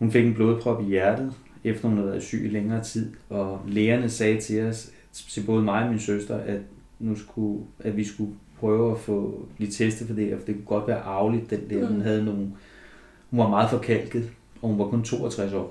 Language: Danish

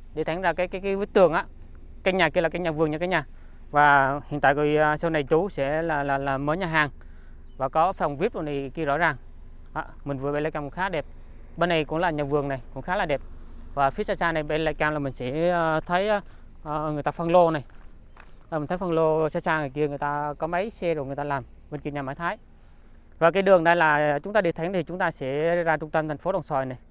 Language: Vietnamese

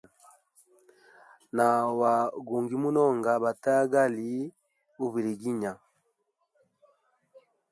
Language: Hemba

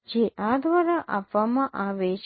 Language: Gujarati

